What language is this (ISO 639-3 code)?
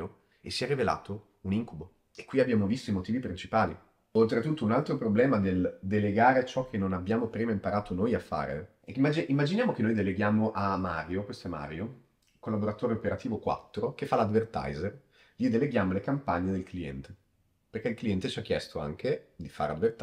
ita